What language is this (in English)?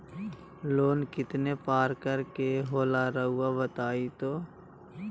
Magahi